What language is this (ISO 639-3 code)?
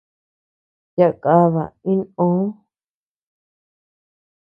cux